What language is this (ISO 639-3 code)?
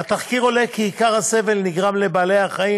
heb